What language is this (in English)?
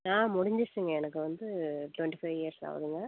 Tamil